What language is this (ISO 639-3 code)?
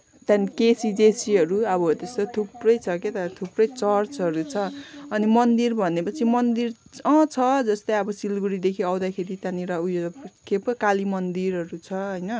nep